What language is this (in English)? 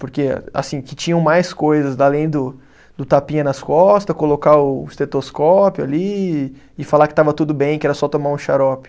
Portuguese